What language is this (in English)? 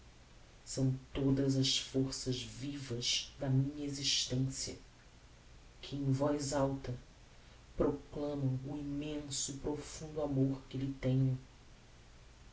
Portuguese